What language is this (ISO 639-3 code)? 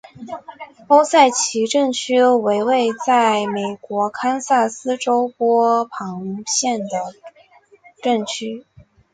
zho